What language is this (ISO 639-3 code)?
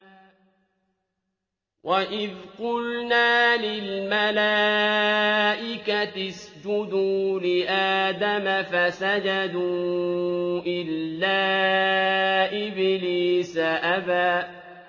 ara